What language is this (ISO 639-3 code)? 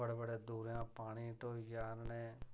doi